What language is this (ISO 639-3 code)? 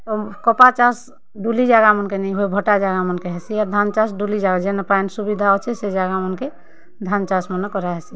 ori